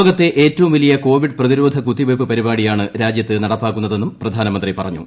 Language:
Malayalam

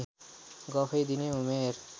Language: Nepali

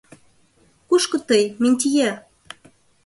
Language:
Mari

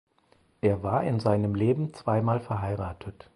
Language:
German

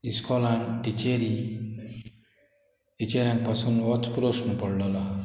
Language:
Konkani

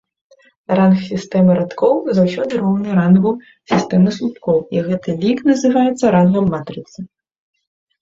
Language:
Belarusian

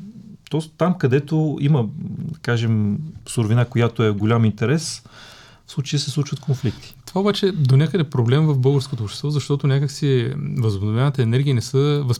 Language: Bulgarian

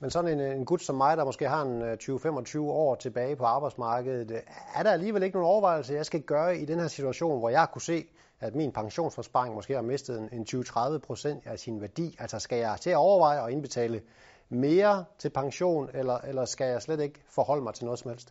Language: Danish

